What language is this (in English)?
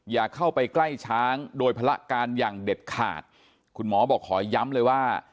Thai